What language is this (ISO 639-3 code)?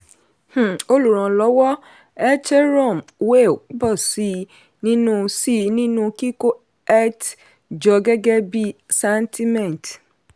yor